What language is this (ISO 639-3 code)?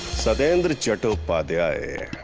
eng